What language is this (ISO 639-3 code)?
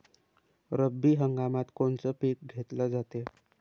mar